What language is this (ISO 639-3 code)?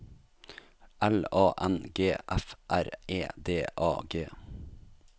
nor